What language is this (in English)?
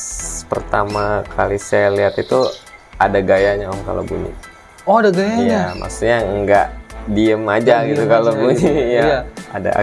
Indonesian